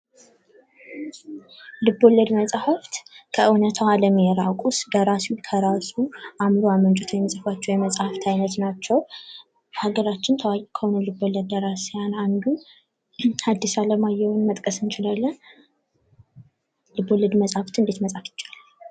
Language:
Amharic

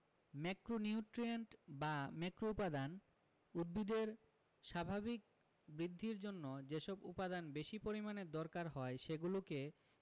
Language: Bangla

